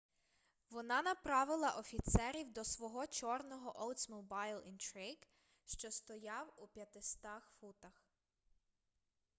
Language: Ukrainian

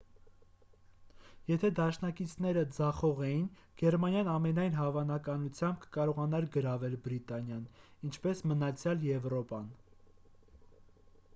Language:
Armenian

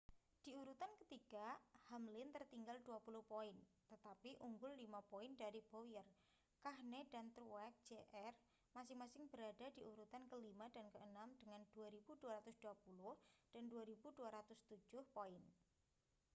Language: Indonesian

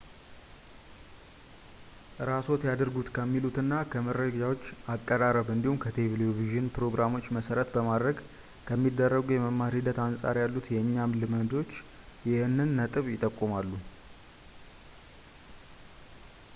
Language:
Amharic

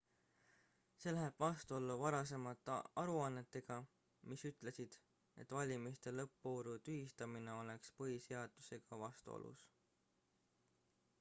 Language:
Estonian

